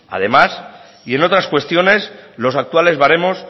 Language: Spanish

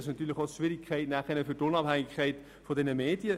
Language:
Swiss German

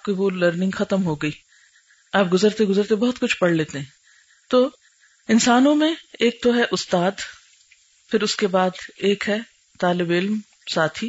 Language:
Urdu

